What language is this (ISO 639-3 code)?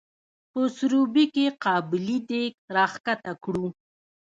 pus